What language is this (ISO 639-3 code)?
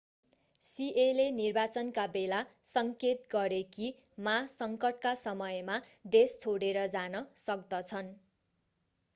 nep